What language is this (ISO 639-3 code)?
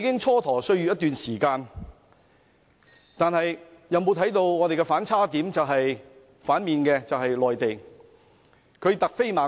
yue